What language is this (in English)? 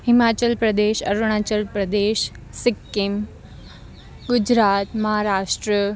Gujarati